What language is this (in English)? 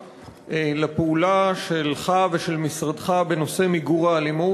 Hebrew